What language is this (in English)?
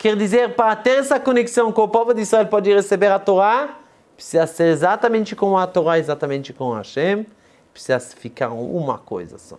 Portuguese